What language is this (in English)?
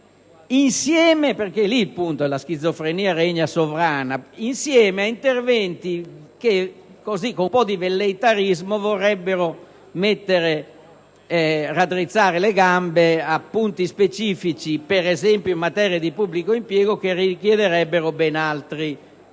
Italian